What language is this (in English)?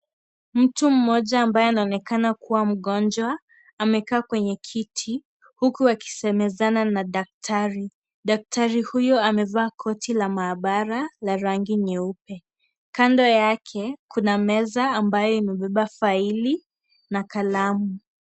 Swahili